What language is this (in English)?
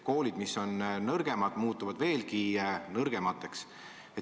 Estonian